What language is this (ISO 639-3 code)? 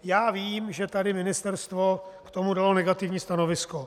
ces